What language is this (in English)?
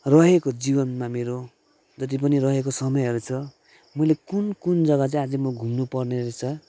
Nepali